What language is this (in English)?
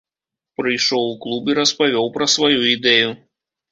Belarusian